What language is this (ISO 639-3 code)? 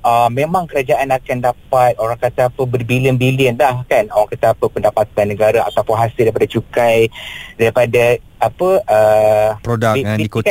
msa